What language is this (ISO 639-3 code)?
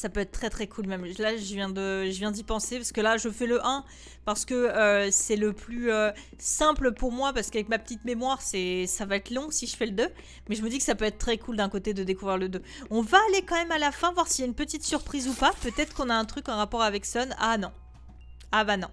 fra